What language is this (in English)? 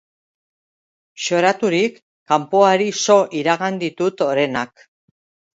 Basque